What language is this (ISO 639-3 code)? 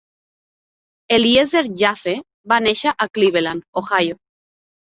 cat